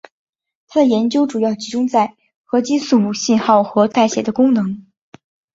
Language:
Chinese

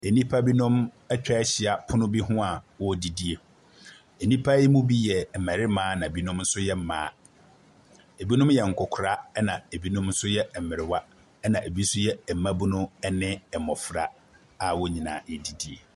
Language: Akan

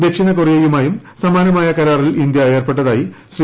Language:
Malayalam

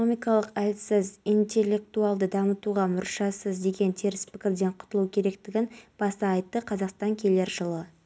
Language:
Kazakh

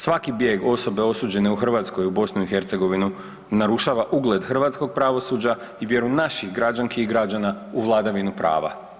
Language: Croatian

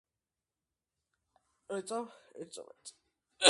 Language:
Georgian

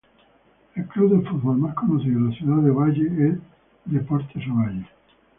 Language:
Spanish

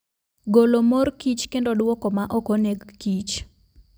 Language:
Luo (Kenya and Tanzania)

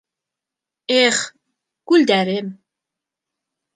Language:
Bashkir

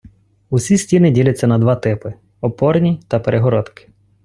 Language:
Ukrainian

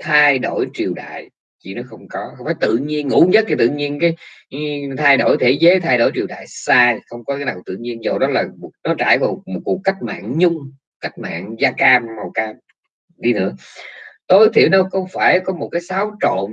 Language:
Vietnamese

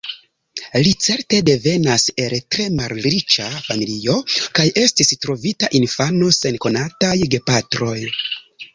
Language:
Esperanto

